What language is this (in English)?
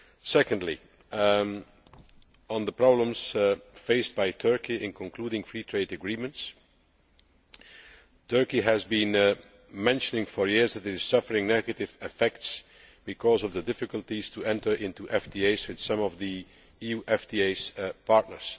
English